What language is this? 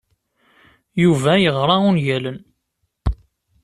Kabyle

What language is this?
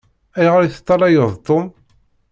Kabyle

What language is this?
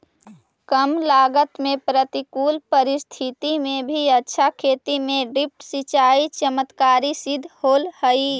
Magahi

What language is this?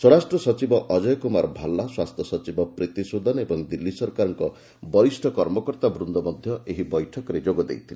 Odia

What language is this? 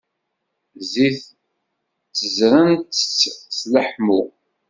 Kabyle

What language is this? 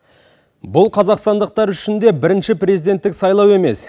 Kazakh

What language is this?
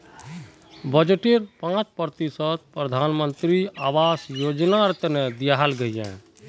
Magahi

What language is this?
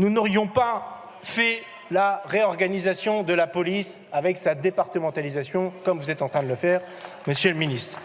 French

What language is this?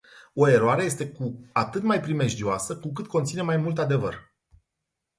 Romanian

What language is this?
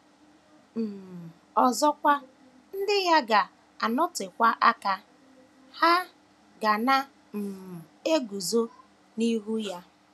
Igbo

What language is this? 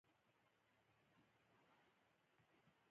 Pashto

